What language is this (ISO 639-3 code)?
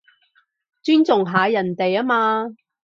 yue